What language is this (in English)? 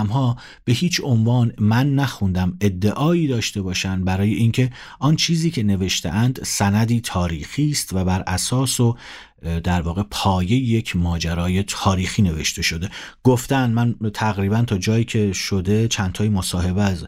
Persian